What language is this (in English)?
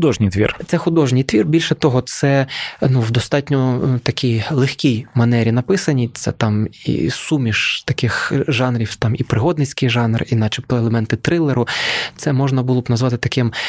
Ukrainian